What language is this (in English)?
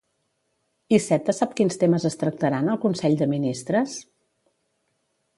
Catalan